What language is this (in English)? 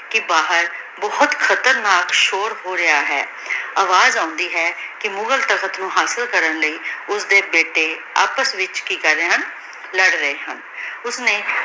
Punjabi